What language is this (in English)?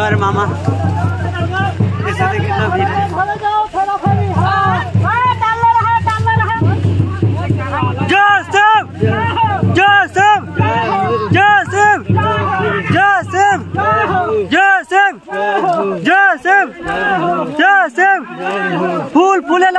Arabic